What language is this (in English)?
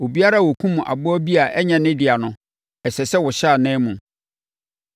Akan